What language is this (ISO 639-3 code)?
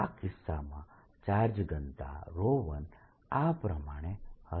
guj